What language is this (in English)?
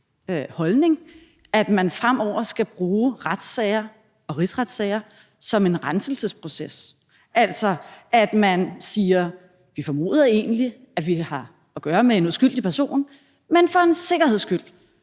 Danish